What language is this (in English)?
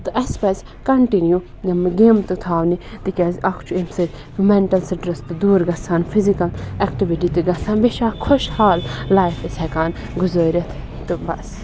Kashmiri